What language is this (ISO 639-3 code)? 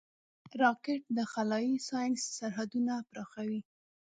pus